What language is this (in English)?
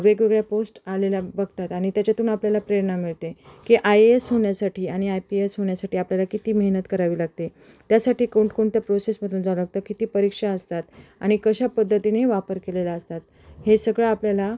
Marathi